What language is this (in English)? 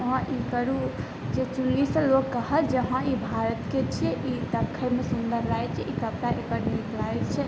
Maithili